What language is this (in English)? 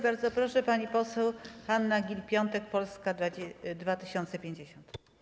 Polish